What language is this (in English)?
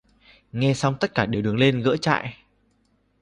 Vietnamese